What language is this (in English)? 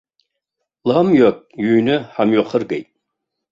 Abkhazian